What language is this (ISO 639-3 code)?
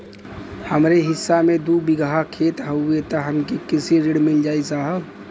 bho